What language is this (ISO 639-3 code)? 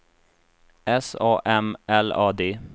swe